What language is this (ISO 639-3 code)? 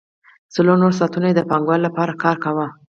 pus